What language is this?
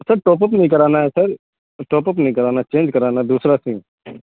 Urdu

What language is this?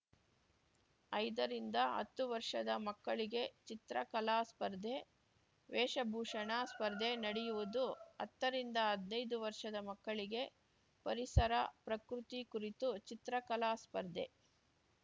Kannada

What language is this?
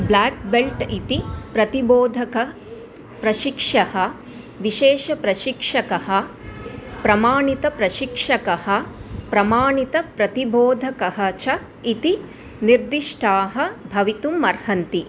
Sanskrit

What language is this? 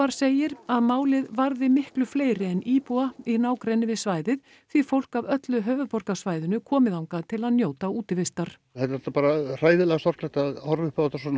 Icelandic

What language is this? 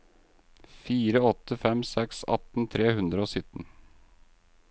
Norwegian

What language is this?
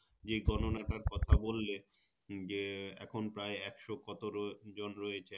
Bangla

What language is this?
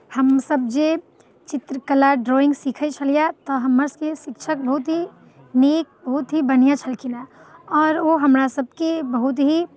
Maithili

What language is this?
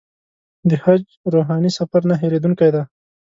Pashto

